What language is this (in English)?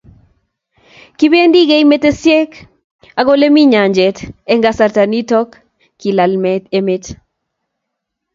Kalenjin